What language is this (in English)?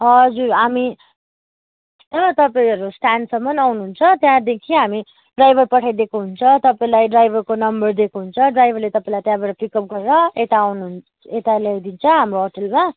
Nepali